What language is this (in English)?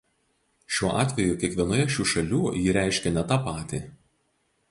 Lithuanian